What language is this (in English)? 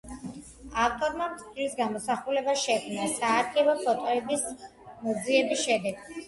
Georgian